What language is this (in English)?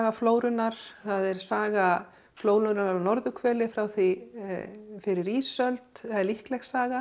Icelandic